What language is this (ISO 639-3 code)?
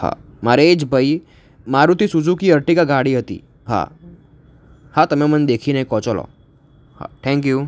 guj